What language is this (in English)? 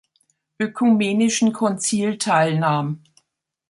German